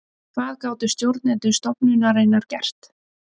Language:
Icelandic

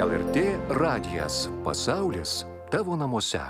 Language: Lithuanian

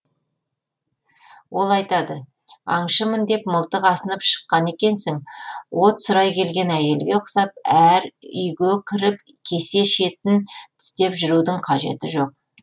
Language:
Kazakh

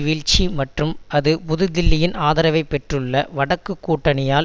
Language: Tamil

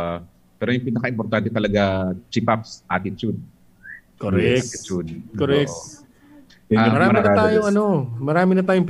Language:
Filipino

